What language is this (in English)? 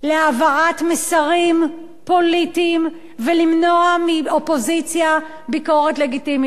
Hebrew